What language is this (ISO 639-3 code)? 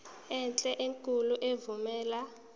zul